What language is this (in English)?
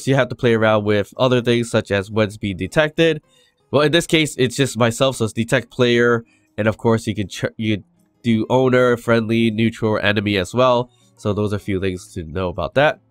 English